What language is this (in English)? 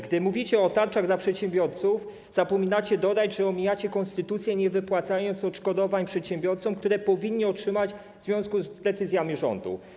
Polish